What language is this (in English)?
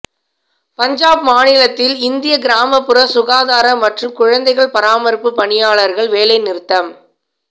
Tamil